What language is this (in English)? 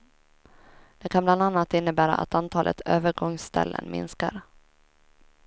Swedish